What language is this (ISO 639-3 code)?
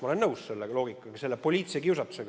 est